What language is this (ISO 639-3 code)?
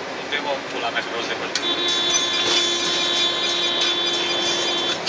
ron